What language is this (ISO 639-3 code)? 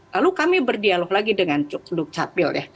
ind